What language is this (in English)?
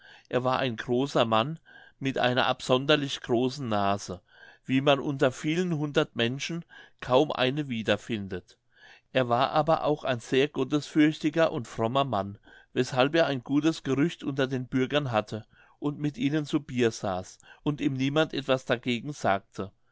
German